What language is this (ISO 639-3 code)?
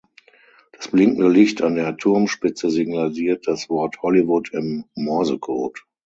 deu